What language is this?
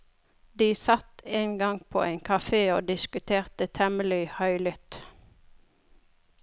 Norwegian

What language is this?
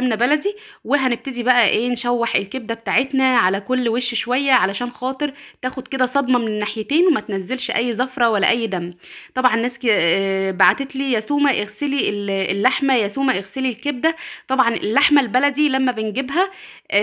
Arabic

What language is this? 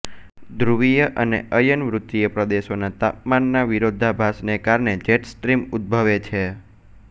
Gujarati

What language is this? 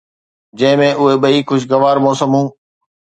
Sindhi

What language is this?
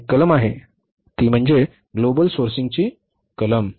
Marathi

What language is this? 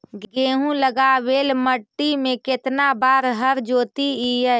Magahi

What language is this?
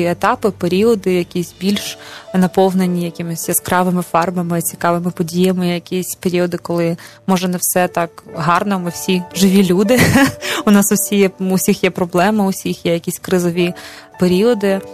Ukrainian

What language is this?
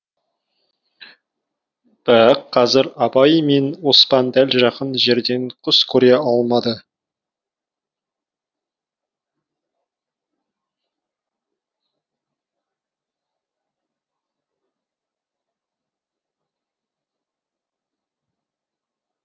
Kazakh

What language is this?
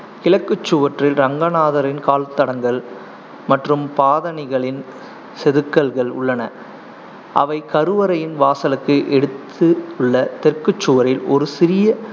Tamil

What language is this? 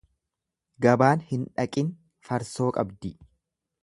Oromo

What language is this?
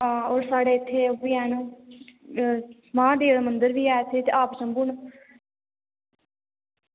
Dogri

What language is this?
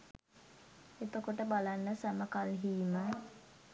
Sinhala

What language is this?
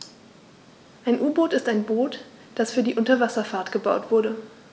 German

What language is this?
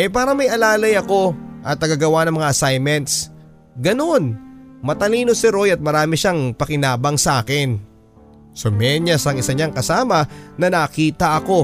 Filipino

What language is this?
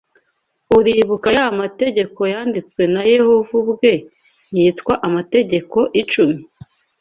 Kinyarwanda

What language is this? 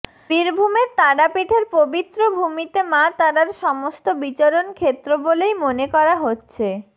Bangla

